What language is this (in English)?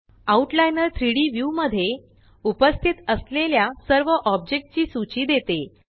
Marathi